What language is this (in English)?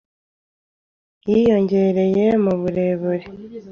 Kinyarwanda